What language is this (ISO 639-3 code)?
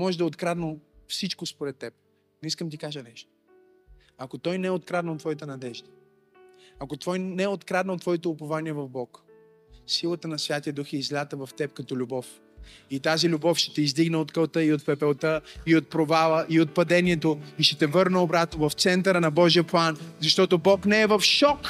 bul